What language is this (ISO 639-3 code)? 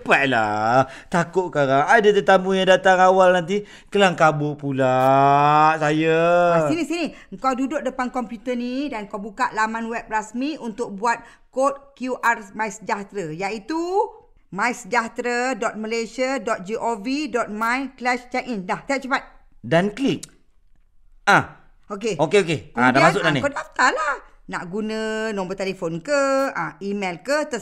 msa